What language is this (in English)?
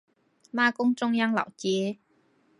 Chinese